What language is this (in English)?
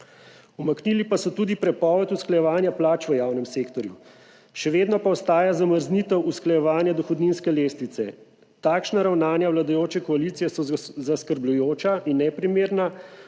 Slovenian